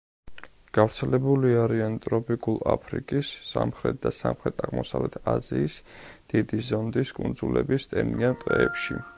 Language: Georgian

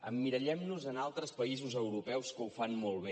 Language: Catalan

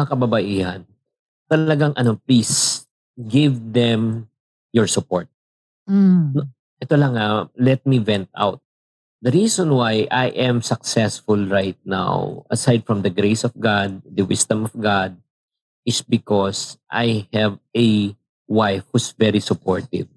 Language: Filipino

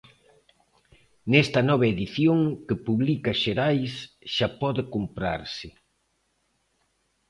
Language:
Galician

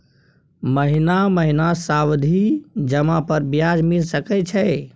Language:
Maithili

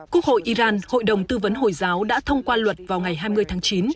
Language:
Vietnamese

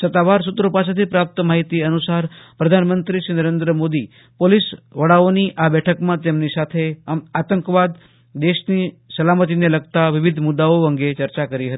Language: Gujarati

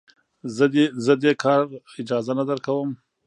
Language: Pashto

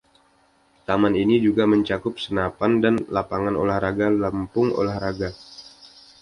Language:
Indonesian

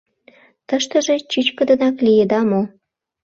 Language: Mari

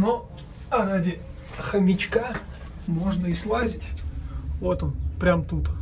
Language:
Russian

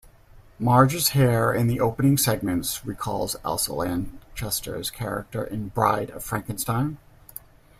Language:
English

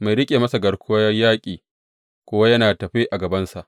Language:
Hausa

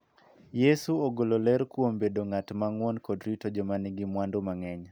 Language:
Luo (Kenya and Tanzania)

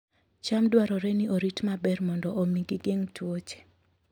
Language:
Luo (Kenya and Tanzania)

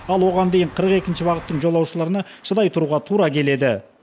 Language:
Kazakh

